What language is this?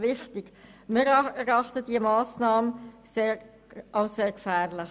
Swiss German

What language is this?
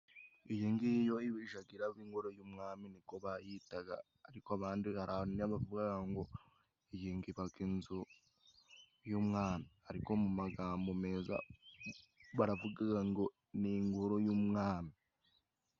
Kinyarwanda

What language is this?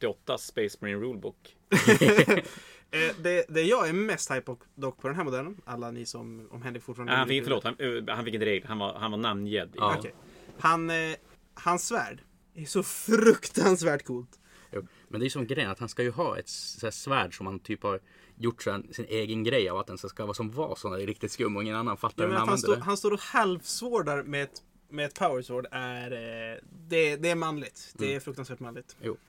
Swedish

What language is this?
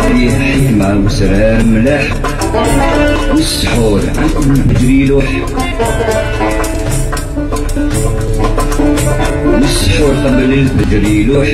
Arabic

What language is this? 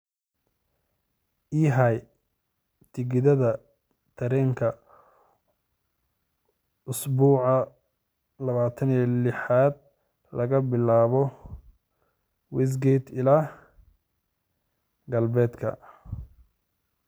Somali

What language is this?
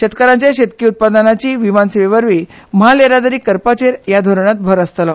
Konkani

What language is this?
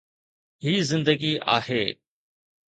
Sindhi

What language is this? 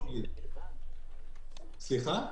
Hebrew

